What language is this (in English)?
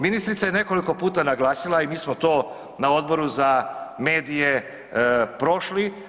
Croatian